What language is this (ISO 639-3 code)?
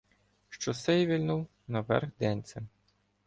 ukr